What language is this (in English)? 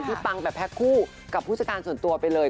Thai